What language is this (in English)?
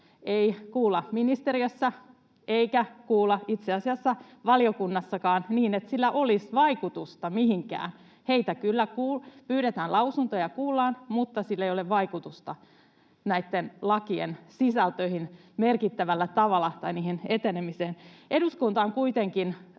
Finnish